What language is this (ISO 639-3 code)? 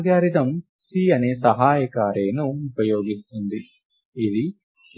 tel